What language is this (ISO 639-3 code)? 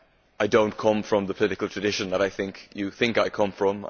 eng